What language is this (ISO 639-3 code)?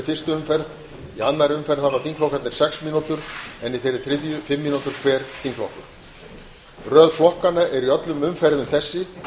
isl